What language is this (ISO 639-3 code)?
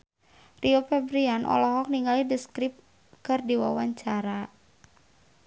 sun